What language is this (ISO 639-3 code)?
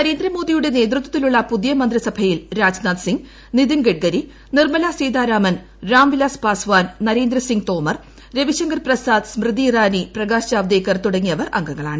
mal